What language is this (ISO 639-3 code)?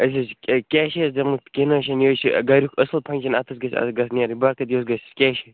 kas